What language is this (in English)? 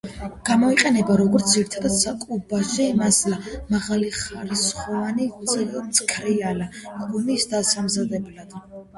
Georgian